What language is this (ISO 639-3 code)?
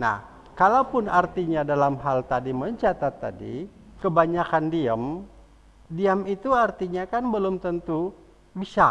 ind